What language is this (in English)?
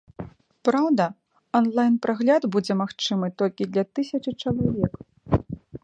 Belarusian